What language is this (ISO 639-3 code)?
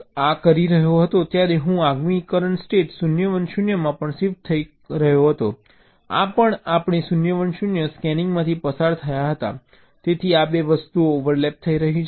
guj